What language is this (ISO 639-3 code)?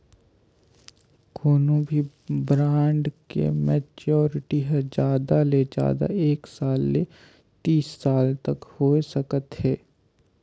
hne